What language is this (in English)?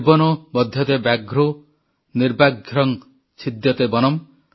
Odia